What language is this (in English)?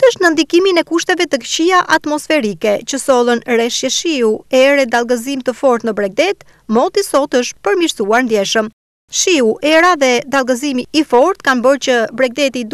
Romanian